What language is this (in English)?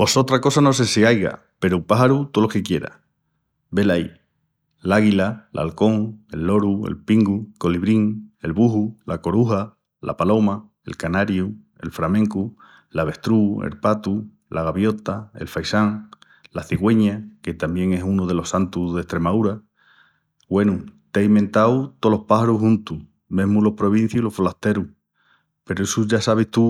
Extremaduran